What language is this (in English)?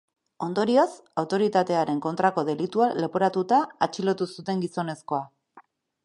Basque